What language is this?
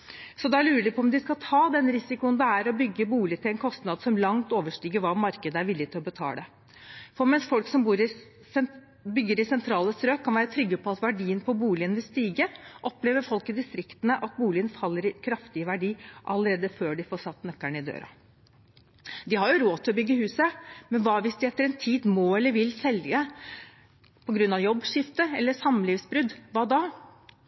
Norwegian Bokmål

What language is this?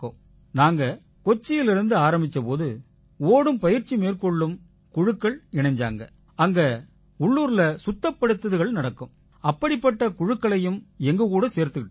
Tamil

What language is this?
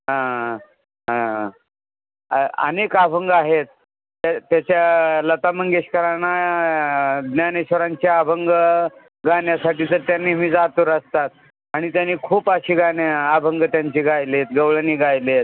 Marathi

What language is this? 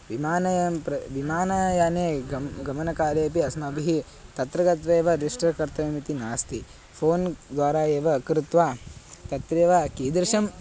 Sanskrit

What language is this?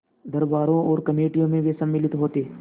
Hindi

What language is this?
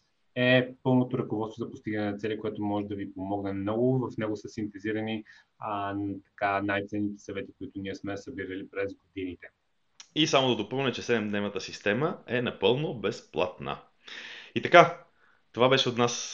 Bulgarian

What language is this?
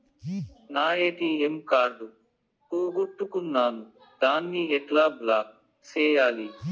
Telugu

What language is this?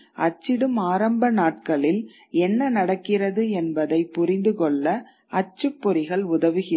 Tamil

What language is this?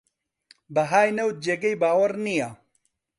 Central Kurdish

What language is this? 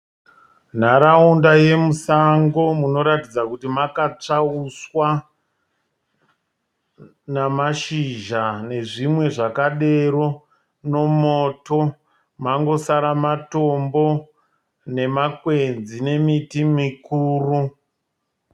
Shona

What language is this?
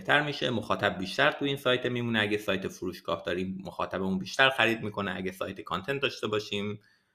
Persian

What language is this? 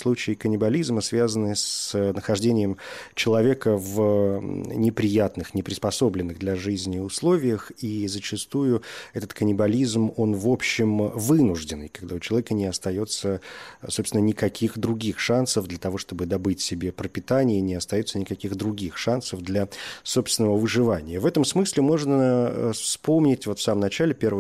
Russian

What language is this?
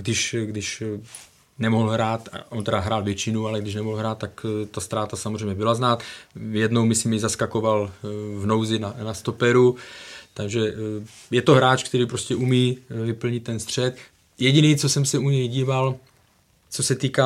Czech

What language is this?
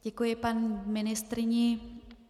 Czech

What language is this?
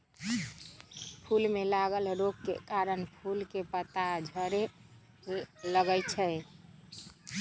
Magahi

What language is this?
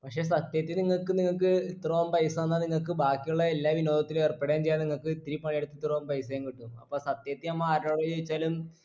Malayalam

